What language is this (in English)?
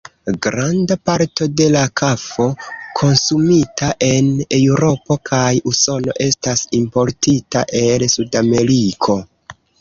Esperanto